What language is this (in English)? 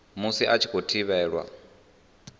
Venda